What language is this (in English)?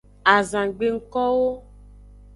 Aja (Benin)